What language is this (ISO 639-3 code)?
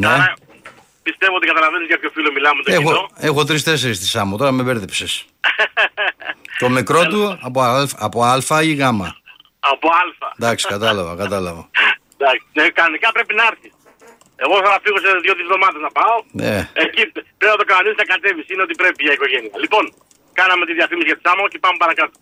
ell